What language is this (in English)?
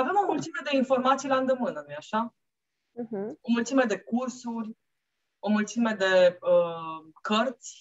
Romanian